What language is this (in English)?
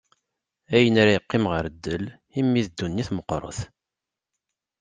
Kabyle